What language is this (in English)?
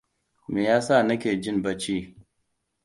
Hausa